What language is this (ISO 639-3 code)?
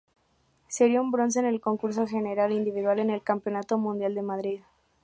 spa